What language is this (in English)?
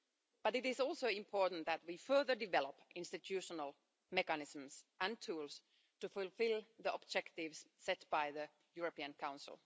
English